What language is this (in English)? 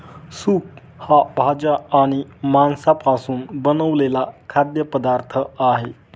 Marathi